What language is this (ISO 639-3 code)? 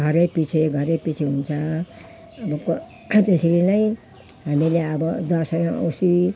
nep